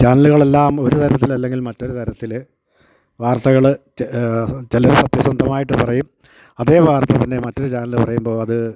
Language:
Malayalam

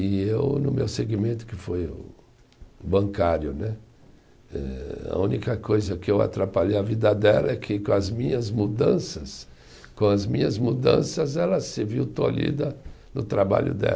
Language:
Portuguese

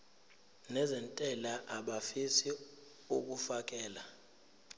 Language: Zulu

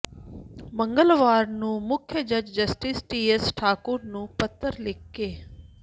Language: Punjabi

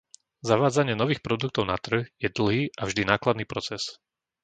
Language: Slovak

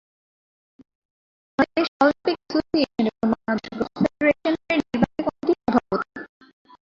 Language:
Bangla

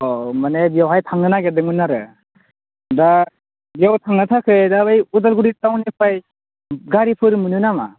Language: Bodo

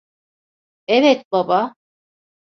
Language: Turkish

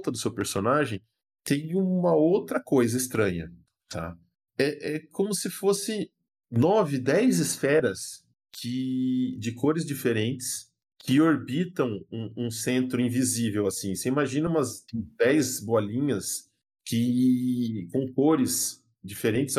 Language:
Portuguese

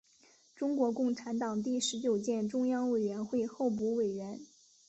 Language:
Chinese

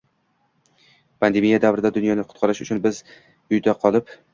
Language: Uzbek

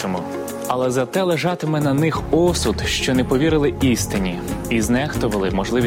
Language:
Ukrainian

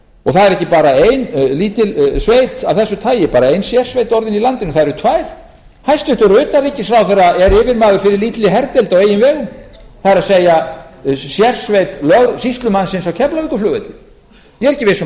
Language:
Icelandic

